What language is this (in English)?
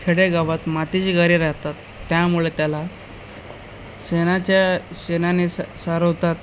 Marathi